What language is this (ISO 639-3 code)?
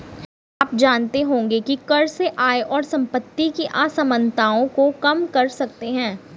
hin